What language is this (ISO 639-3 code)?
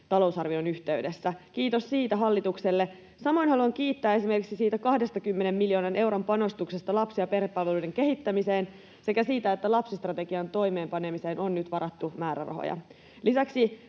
fin